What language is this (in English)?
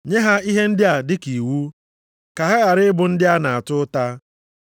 Igbo